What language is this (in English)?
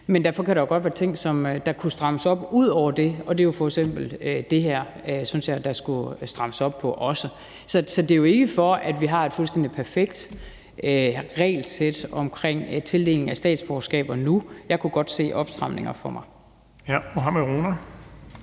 Danish